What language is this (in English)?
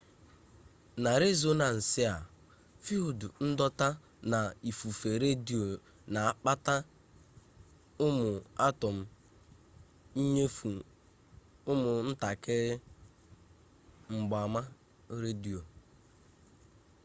Igbo